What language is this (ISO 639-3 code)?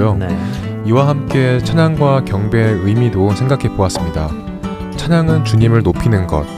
kor